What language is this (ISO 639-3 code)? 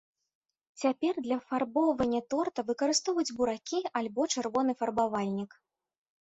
bel